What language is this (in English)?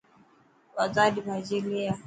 Dhatki